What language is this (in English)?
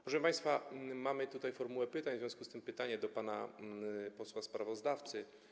Polish